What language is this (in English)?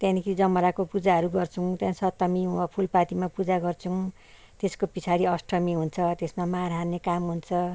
Nepali